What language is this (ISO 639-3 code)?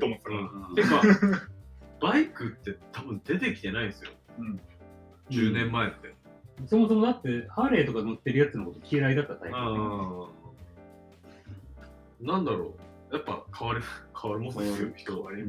jpn